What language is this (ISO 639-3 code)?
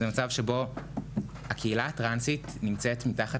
heb